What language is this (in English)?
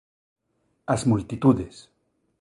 Galician